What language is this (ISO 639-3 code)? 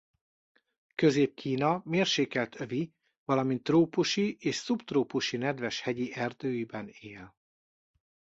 hun